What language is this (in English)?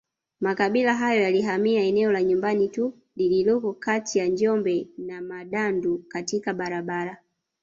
Swahili